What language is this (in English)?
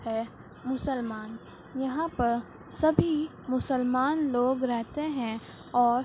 Urdu